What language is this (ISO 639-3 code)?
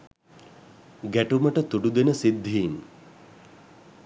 sin